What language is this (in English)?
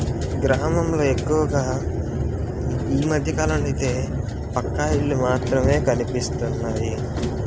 Telugu